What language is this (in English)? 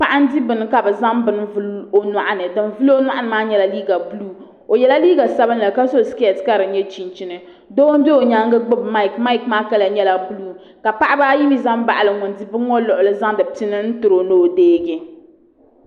Dagbani